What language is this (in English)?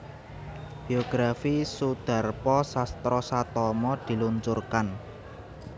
Javanese